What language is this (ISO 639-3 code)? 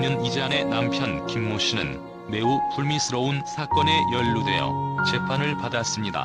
kor